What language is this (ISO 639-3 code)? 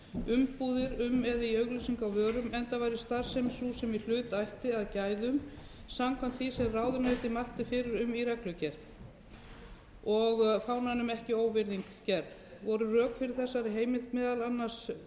isl